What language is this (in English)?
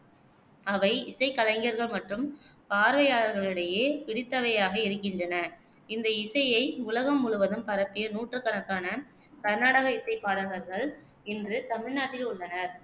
Tamil